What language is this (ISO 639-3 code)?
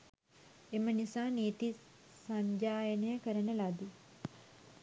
sin